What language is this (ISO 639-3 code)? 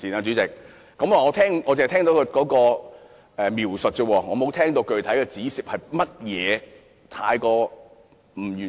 yue